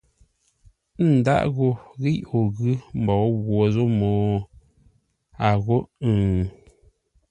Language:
Ngombale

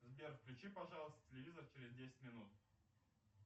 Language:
Russian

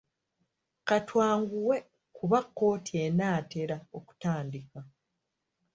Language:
Ganda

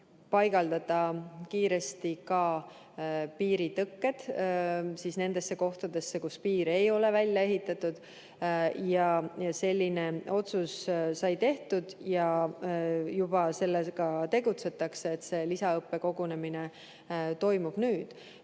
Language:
Estonian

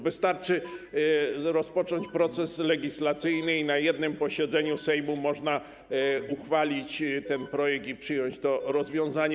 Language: Polish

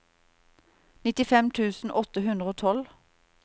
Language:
Norwegian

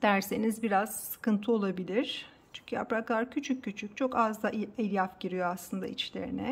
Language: Turkish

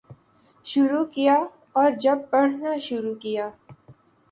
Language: Urdu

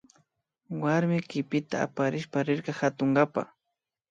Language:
Imbabura Highland Quichua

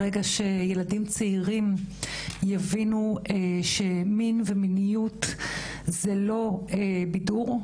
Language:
Hebrew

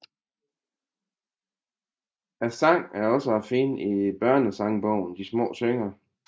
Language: Danish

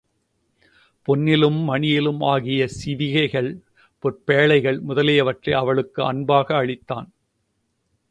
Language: Tamil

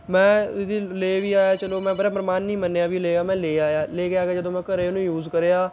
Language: Punjabi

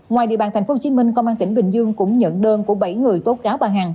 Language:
Vietnamese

